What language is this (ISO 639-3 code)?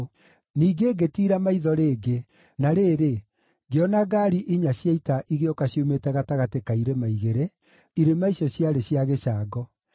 kik